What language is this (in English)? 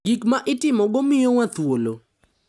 Luo (Kenya and Tanzania)